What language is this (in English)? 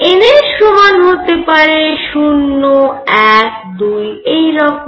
Bangla